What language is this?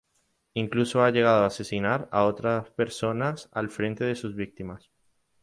Spanish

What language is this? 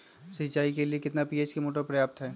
Magahi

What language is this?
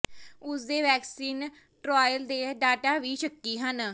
Punjabi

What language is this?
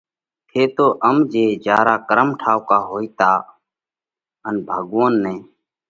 Parkari Koli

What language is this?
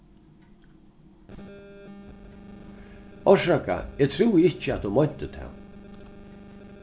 Faroese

